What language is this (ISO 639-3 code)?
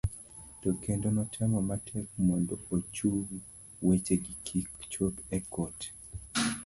luo